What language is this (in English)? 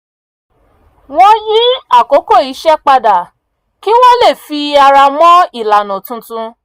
Yoruba